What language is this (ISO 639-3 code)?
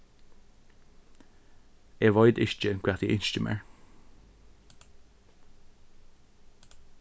fao